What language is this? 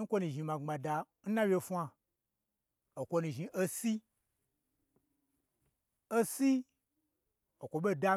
Gbagyi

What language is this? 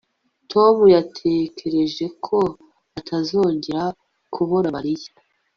Kinyarwanda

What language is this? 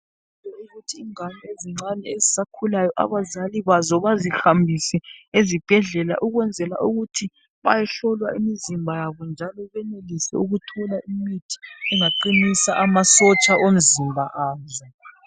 North Ndebele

